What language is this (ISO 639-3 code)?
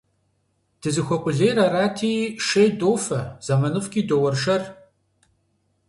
kbd